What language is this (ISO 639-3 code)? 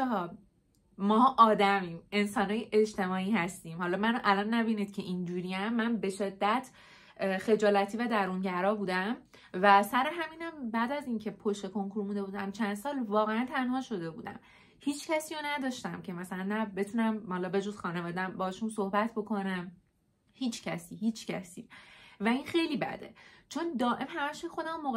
fas